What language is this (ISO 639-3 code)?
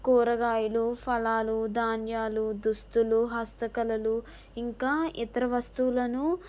tel